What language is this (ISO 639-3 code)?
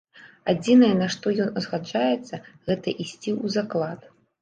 bel